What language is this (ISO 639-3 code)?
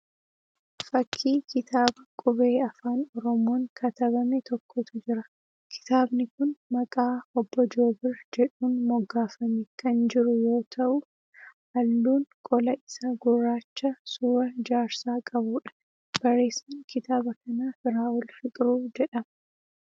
orm